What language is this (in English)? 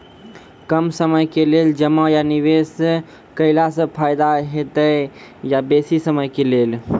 Maithili